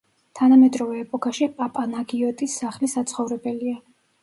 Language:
Georgian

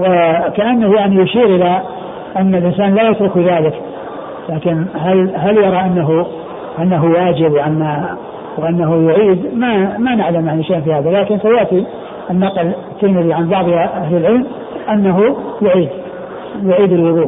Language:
Arabic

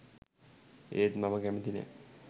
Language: Sinhala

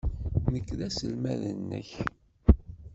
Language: Kabyle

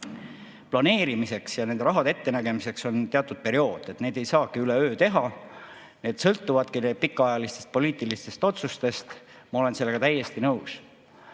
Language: Estonian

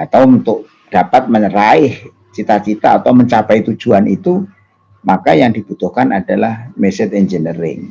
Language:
Indonesian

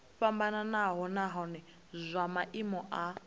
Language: Venda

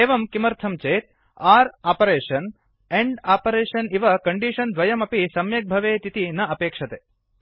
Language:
Sanskrit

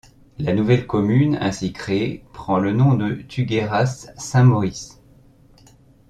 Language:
French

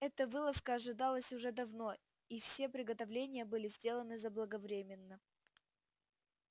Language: Russian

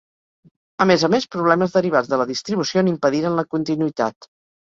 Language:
Catalan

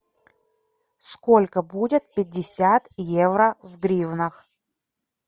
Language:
Russian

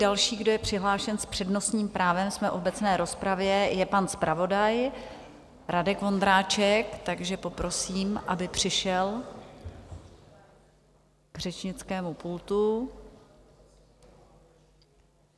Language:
Czech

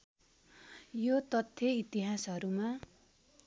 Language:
Nepali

